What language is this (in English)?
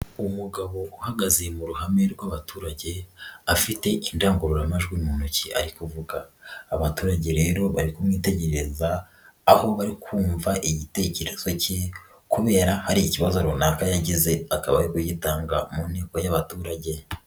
Kinyarwanda